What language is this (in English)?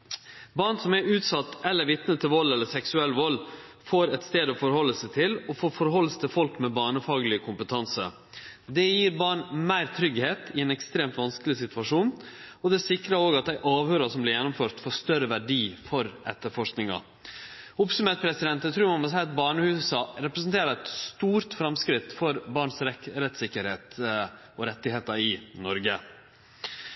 Norwegian Nynorsk